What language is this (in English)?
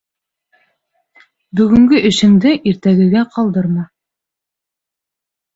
Bashkir